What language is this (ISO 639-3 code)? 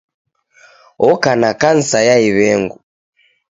dav